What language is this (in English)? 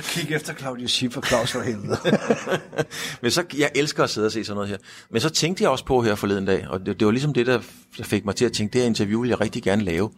Danish